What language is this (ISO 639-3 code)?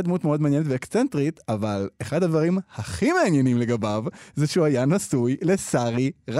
heb